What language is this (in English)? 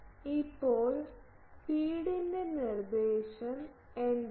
Malayalam